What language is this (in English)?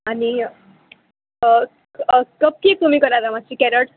Konkani